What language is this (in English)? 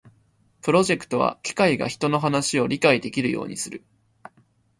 Japanese